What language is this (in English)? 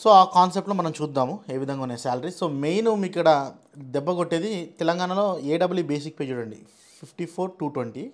Telugu